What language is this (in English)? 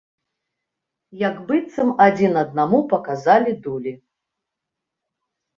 Belarusian